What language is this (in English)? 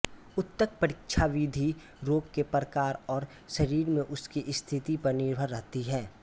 Hindi